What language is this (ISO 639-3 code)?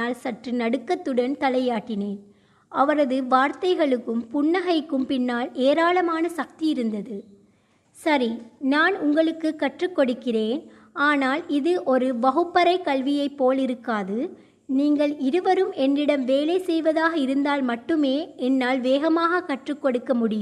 tam